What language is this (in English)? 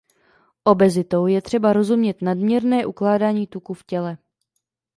Czech